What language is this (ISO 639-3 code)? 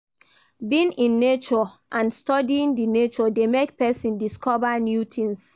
pcm